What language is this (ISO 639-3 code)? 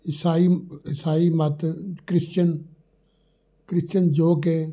pan